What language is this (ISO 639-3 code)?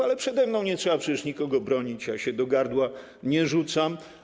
pol